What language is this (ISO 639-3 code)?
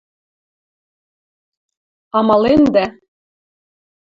mrj